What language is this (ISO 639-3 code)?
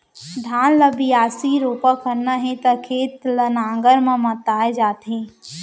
hne